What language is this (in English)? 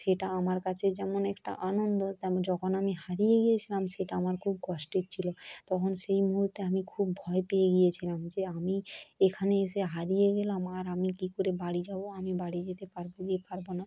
Bangla